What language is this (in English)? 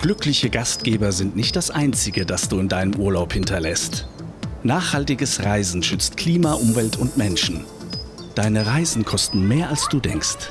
German